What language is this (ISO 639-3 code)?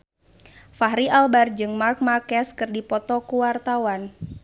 sun